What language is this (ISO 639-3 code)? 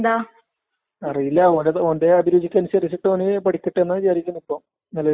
mal